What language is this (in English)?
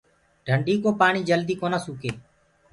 Gurgula